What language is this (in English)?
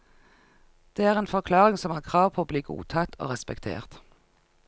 Norwegian